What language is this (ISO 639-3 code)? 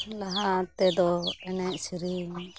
sat